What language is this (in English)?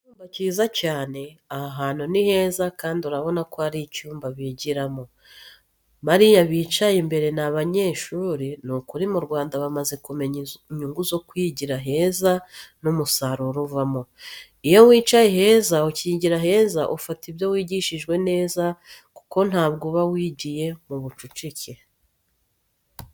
Kinyarwanda